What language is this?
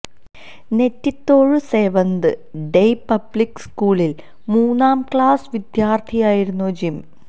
Malayalam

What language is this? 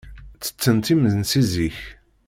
Kabyle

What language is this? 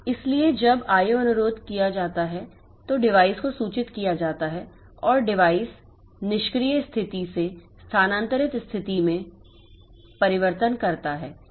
Hindi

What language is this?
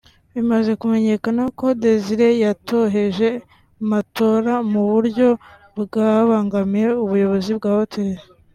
Kinyarwanda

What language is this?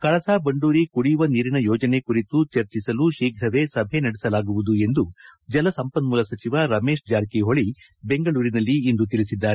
Kannada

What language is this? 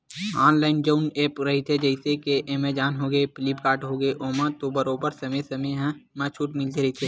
Chhattisgarhi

